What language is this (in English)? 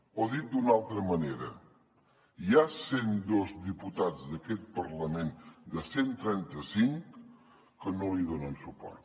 Catalan